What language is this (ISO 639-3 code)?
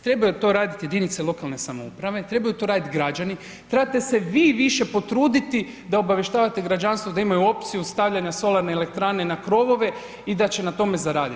hrv